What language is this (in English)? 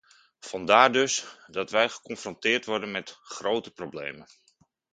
Dutch